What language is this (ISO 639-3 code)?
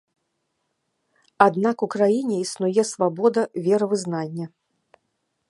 bel